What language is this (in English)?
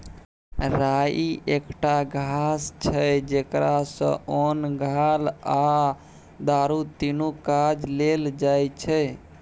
Maithili